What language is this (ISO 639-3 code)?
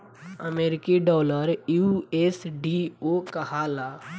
bho